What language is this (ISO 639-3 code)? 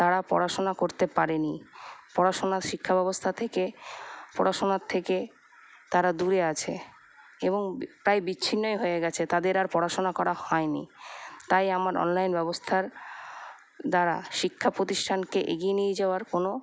ben